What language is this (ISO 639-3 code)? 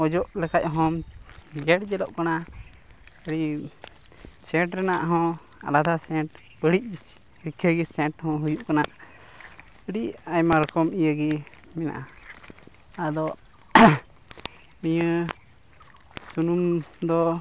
sat